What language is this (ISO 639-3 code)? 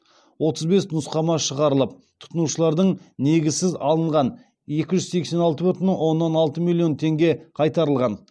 kaz